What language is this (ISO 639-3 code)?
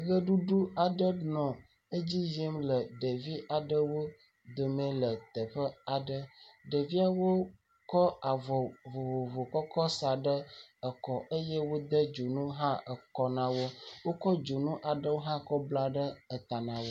ewe